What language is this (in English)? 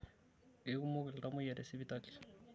Masai